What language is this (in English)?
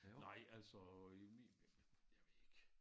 Danish